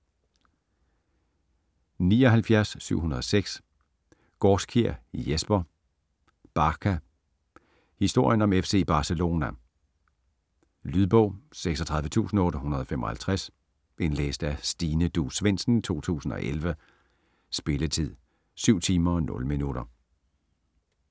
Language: Danish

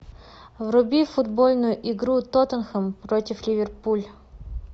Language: Russian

